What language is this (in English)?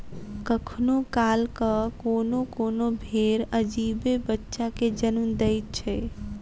Maithili